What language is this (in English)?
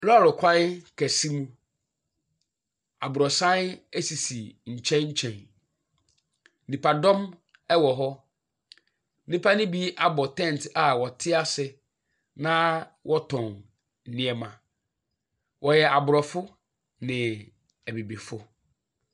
Akan